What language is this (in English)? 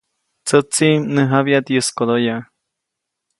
Copainalá Zoque